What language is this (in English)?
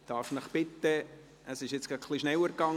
Swiss German